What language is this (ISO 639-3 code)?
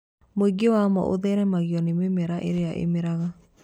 kik